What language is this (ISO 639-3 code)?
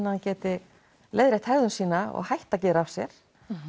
isl